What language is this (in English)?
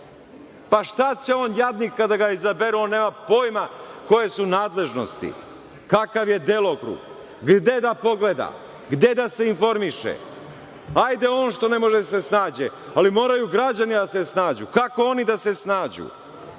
Serbian